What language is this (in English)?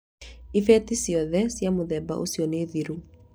Kikuyu